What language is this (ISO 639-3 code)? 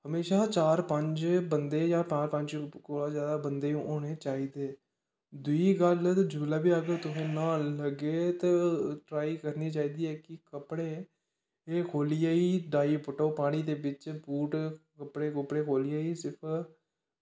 doi